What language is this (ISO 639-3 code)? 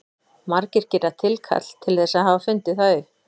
isl